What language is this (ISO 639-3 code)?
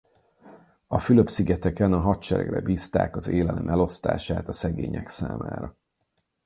hun